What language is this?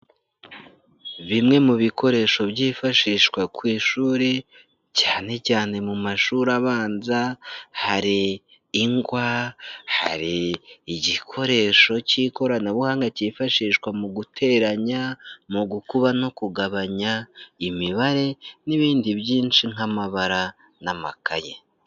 Kinyarwanda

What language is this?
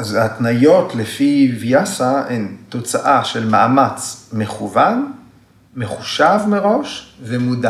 Hebrew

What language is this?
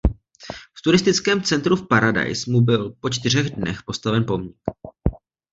Czech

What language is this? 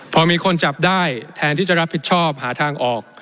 Thai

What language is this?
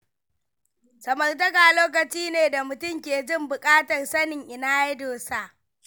Hausa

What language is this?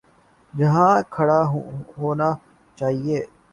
Urdu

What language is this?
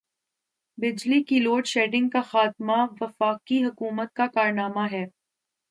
Urdu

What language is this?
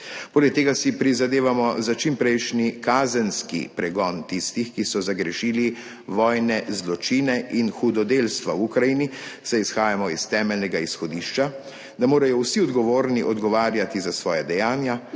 Slovenian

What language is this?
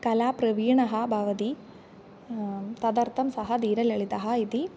Sanskrit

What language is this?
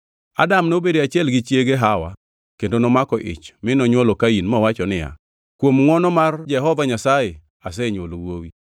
Luo (Kenya and Tanzania)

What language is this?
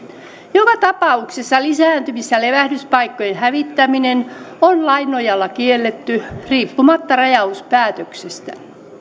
Finnish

